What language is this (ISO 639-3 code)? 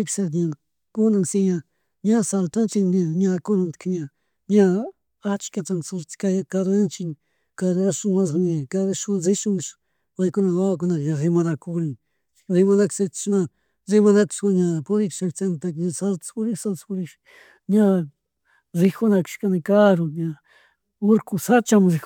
qug